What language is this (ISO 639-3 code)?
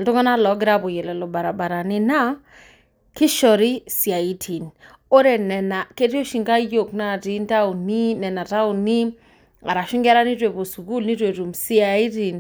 mas